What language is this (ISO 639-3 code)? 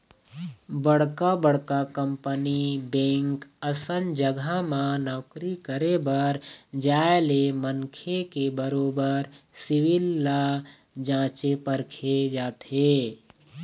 hne